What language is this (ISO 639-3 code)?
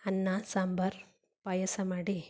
kan